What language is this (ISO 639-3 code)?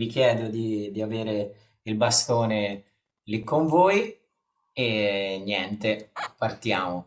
ita